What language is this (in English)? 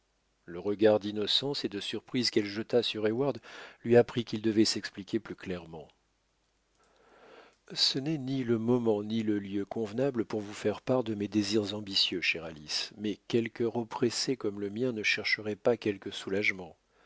French